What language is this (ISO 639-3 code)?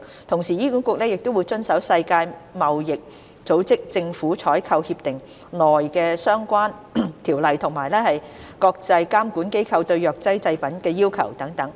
yue